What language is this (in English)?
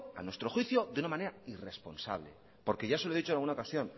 Spanish